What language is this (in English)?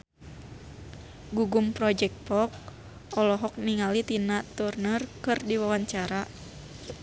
Sundanese